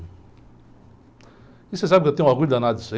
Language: Portuguese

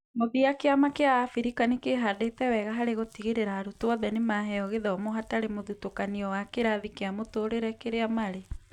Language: Kikuyu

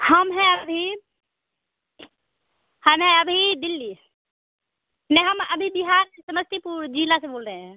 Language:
Hindi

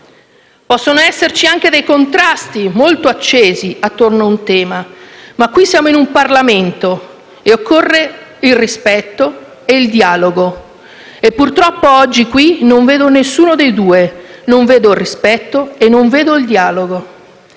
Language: Italian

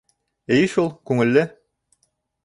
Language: Bashkir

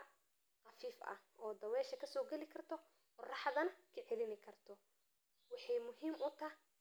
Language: Somali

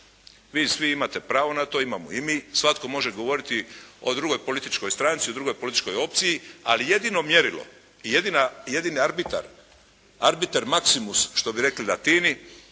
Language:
Croatian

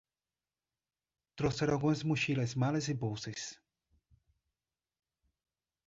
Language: Portuguese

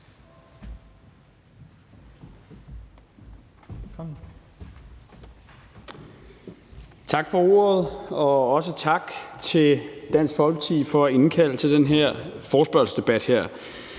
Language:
Danish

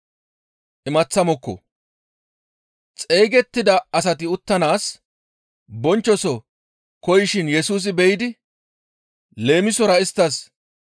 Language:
Gamo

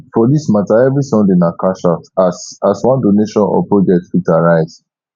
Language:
Nigerian Pidgin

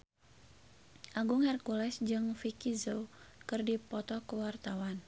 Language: Sundanese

